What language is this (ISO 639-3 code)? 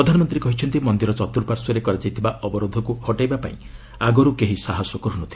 ori